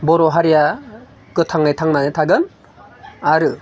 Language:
Bodo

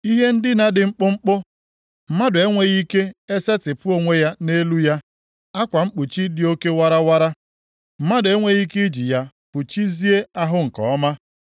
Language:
Igbo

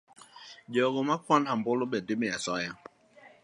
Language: Luo (Kenya and Tanzania)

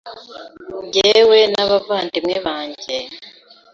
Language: Kinyarwanda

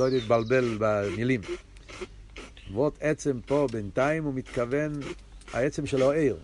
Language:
Hebrew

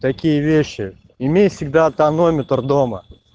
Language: Russian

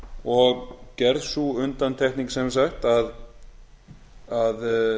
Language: Icelandic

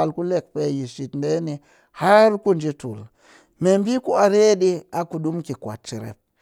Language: Cakfem-Mushere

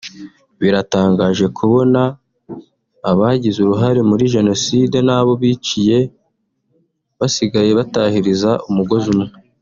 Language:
Kinyarwanda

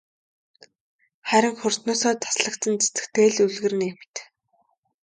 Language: Mongolian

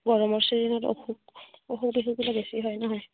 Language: Assamese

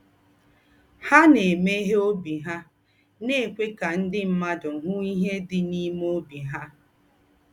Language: Igbo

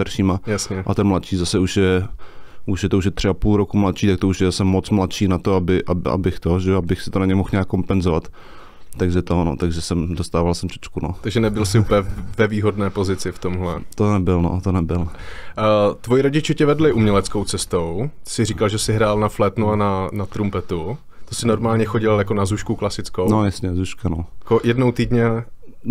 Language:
Czech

